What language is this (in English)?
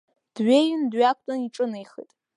Abkhazian